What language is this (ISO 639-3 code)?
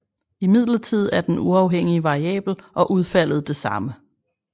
dan